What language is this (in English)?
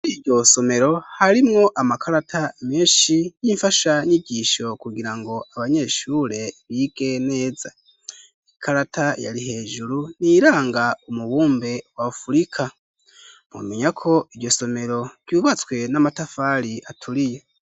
Rundi